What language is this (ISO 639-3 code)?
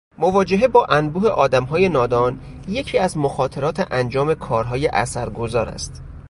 fas